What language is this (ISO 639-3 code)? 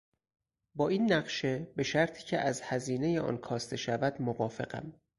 fas